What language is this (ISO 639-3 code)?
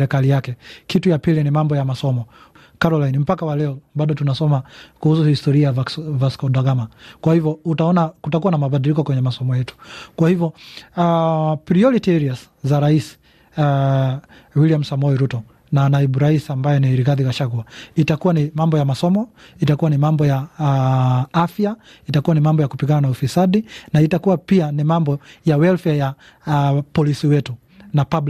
swa